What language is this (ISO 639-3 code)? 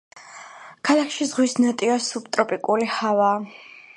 kat